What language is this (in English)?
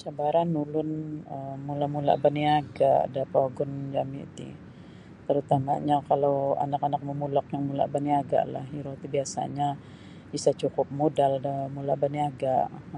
Sabah Bisaya